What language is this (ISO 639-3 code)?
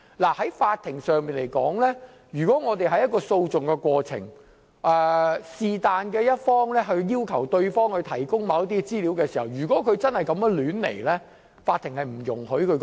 yue